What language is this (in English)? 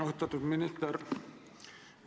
Estonian